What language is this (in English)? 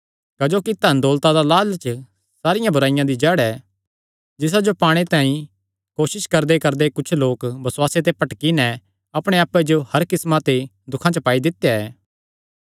Kangri